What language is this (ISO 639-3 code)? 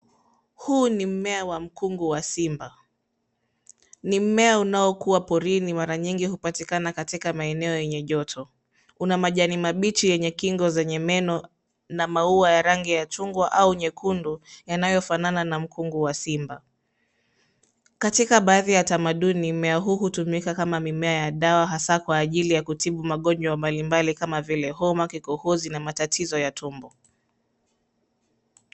swa